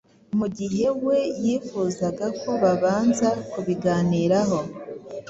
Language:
Kinyarwanda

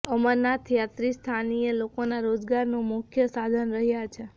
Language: Gujarati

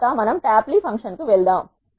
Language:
Telugu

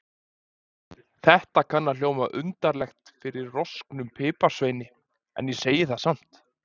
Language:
Icelandic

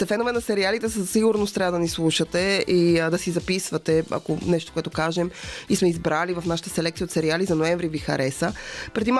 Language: Bulgarian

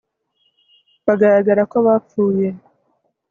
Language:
Kinyarwanda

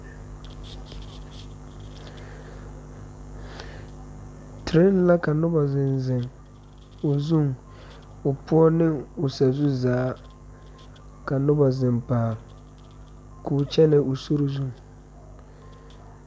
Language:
Southern Dagaare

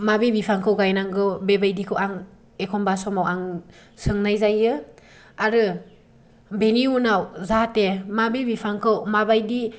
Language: Bodo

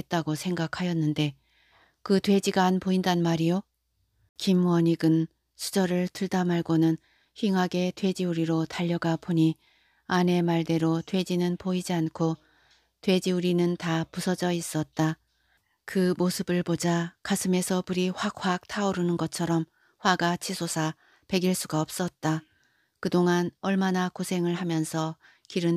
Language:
Korean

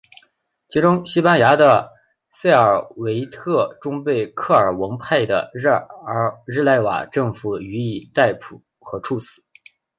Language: Chinese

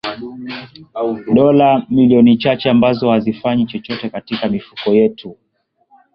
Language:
Swahili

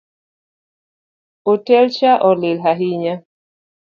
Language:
Luo (Kenya and Tanzania)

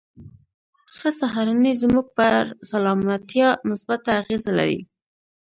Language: Pashto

